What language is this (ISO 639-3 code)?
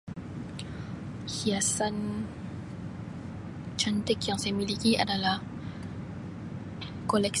msi